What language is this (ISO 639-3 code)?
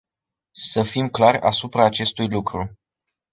ron